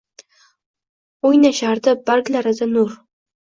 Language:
Uzbek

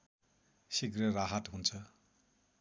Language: Nepali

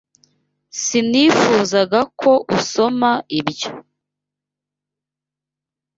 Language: Kinyarwanda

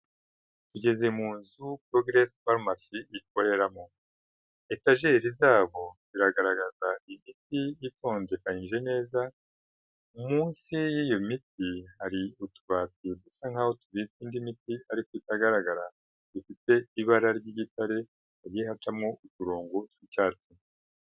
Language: Kinyarwanda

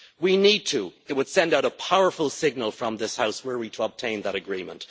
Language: English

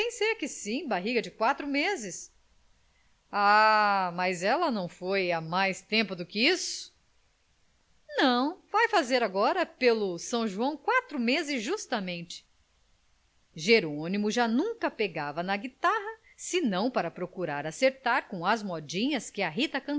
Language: Portuguese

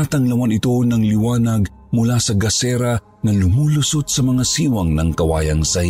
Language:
Filipino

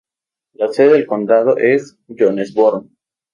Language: Spanish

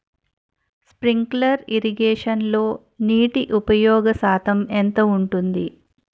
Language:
Telugu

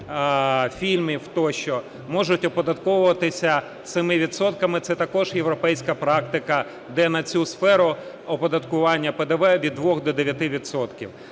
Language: Ukrainian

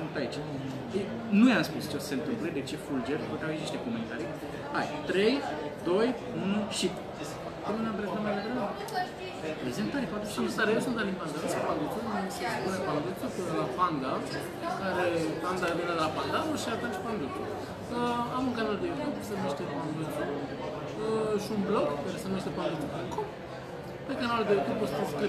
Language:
Romanian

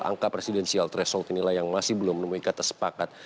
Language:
Indonesian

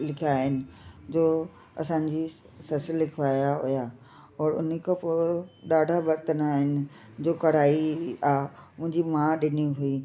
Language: Sindhi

